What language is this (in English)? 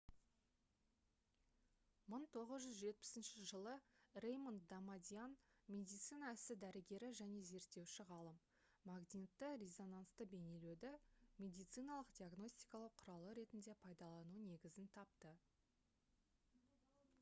Kazakh